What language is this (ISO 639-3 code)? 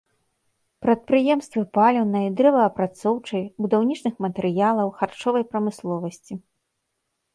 bel